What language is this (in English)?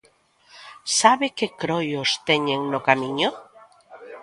Galician